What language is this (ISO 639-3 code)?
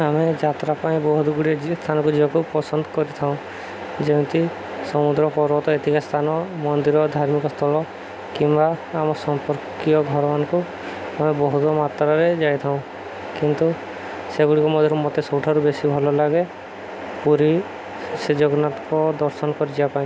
ori